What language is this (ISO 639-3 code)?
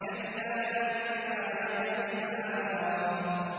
ara